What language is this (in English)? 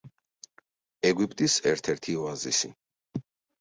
Georgian